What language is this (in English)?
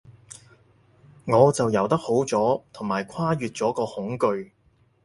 Cantonese